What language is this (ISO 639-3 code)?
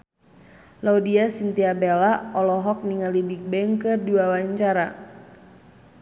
sun